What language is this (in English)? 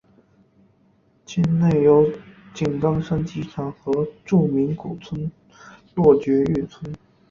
Chinese